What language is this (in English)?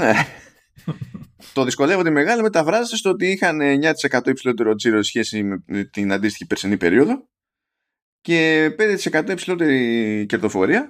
Greek